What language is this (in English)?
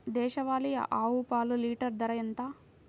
Telugu